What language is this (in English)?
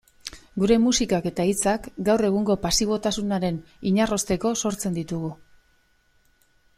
Basque